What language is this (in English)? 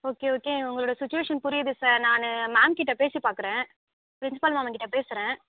Tamil